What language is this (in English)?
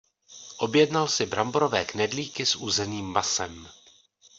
Czech